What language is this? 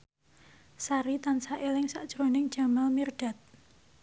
Javanese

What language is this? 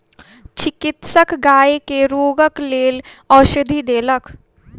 Maithili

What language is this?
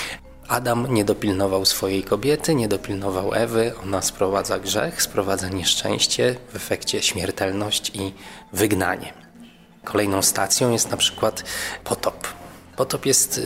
Polish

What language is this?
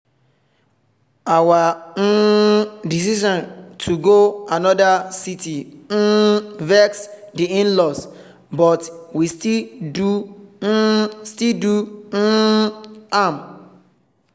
Nigerian Pidgin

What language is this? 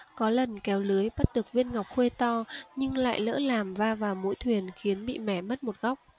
Vietnamese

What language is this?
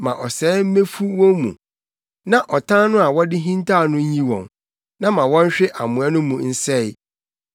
Akan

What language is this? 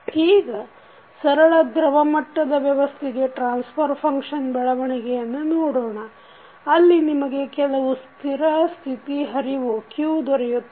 Kannada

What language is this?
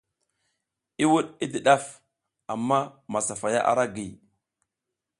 South Giziga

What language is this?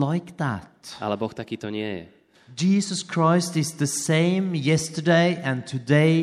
Slovak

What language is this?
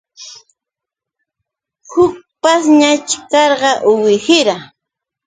Yauyos Quechua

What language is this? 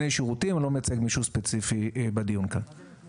Hebrew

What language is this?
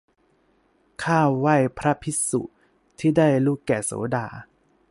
Thai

